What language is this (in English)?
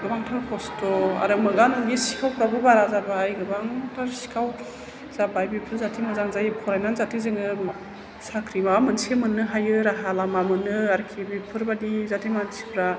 Bodo